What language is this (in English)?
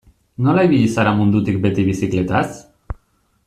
Basque